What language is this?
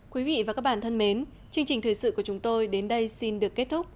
Vietnamese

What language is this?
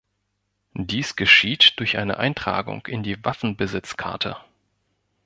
German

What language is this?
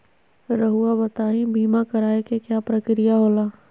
Magahi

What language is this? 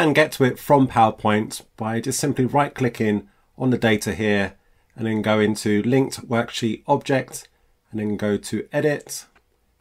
English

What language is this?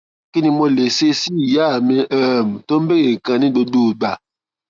Yoruba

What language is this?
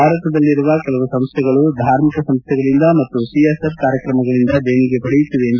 Kannada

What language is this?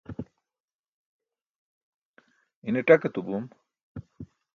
Burushaski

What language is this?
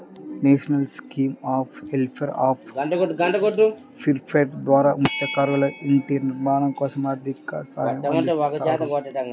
Telugu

